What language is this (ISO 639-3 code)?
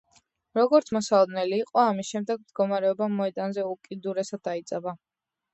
kat